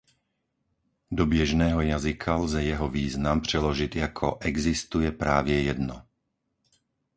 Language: Czech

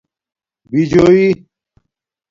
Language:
Domaaki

